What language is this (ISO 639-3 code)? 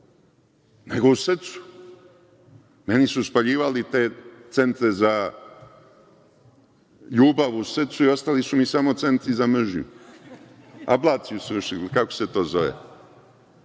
srp